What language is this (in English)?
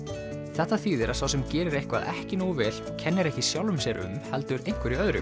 Icelandic